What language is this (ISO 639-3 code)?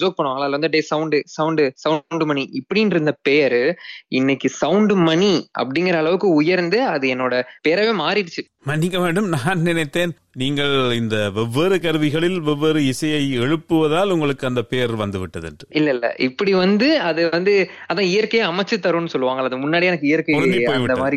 tam